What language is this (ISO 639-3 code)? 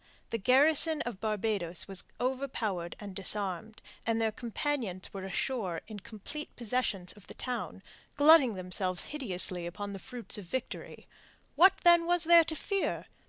eng